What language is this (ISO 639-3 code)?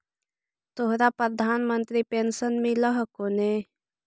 mag